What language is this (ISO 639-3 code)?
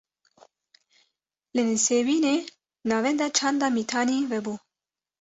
kur